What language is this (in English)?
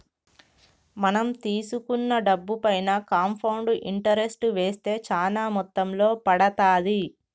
Telugu